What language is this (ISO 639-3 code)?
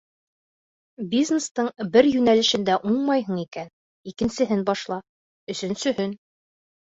bak